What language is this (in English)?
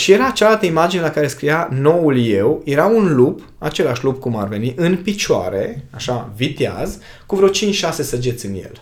Romanian